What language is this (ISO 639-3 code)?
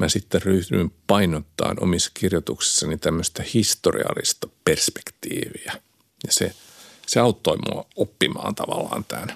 fin